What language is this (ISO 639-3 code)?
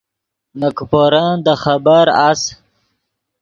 ydg